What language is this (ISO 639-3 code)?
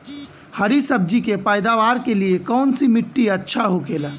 bho